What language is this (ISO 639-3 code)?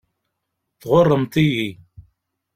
kab